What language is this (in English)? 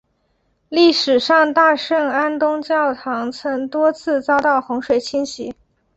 Chinese